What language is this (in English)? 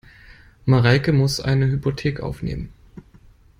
German